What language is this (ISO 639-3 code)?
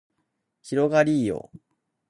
jpn